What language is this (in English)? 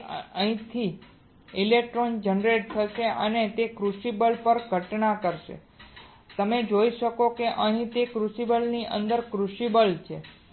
Gujarati